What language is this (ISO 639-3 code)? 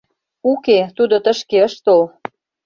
chm